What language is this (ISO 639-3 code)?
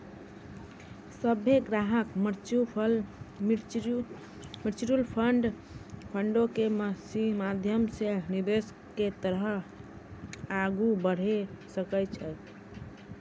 mai